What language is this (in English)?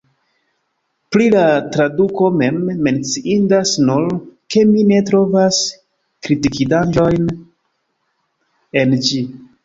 Esperanto